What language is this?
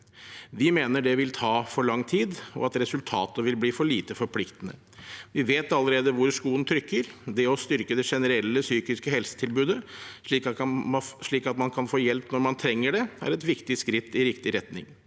Norwegian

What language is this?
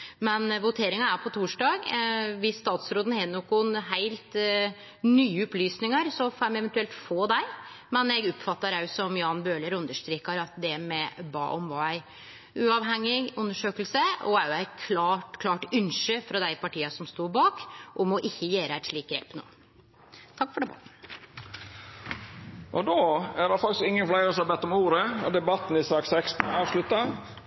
Norwegian Nynorsk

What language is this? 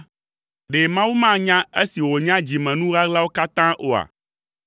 Ewe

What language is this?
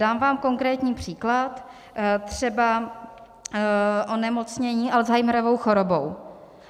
Czech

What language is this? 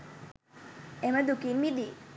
Sinhala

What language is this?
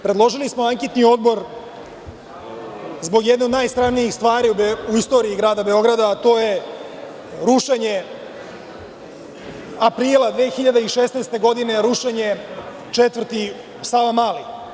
Serbian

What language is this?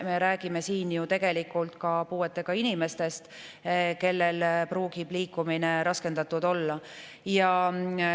Estonian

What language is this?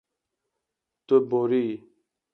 Kurdish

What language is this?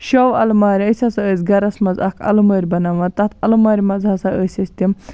Kashmiri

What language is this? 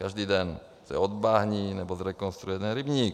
Czech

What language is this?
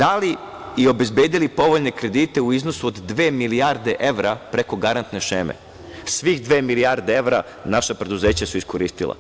Serbian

